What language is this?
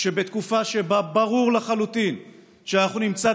Hebrew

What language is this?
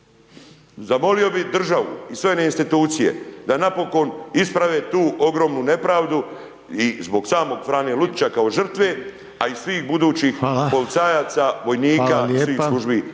Croatian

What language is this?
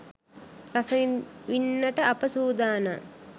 Sinhala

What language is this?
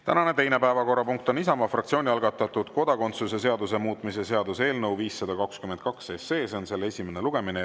Estonian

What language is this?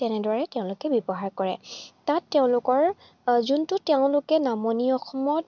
Assamese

